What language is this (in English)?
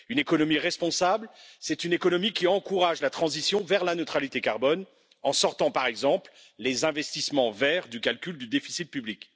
French